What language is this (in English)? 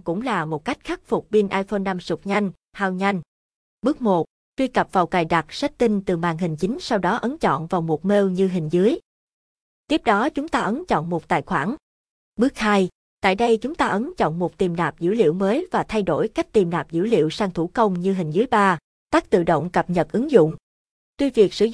Vietnamese